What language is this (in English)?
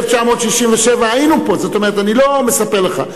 Hebrew